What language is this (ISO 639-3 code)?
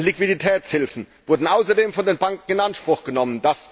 deu